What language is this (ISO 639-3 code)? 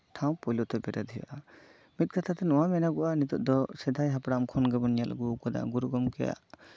sat